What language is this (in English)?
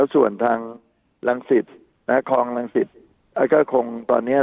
Thai